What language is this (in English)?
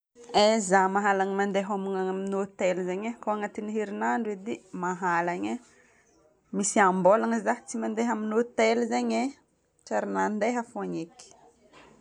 Northern Betsimisaraka Malagasy